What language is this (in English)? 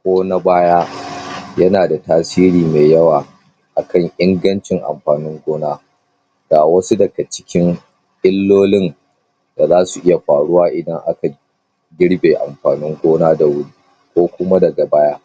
Hausa